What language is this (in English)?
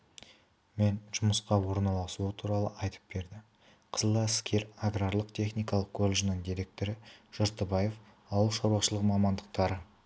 Kazakh